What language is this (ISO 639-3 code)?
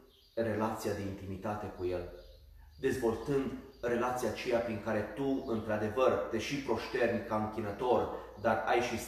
ron